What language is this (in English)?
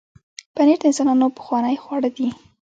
Pashto